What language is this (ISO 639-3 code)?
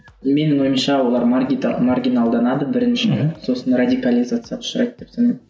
kaz